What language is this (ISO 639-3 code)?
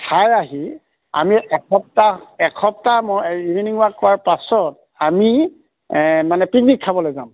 asm